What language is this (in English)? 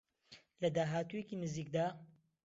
Central Kurdish